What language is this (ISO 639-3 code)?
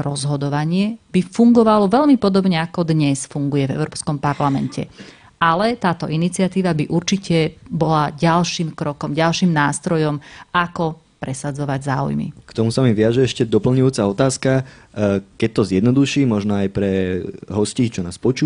slk